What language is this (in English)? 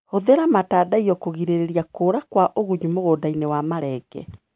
Kikuyu